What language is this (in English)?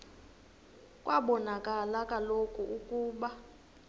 Xhosa